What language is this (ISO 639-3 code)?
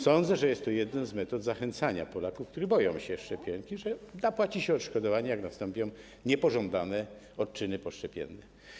pol